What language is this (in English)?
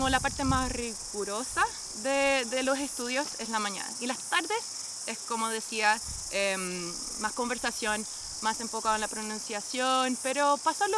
Spanish